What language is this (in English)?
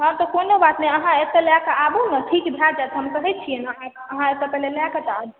Maithili